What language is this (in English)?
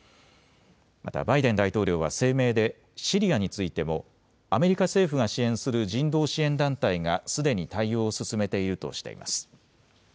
Japanese